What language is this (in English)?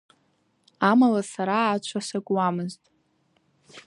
Abkhazian